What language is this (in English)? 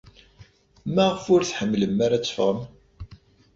Kabyle